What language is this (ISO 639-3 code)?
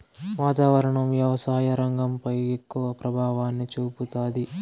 tel